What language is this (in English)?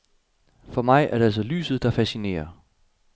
Danish